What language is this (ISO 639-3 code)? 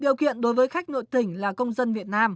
vie